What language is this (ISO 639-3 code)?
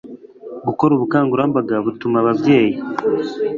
kin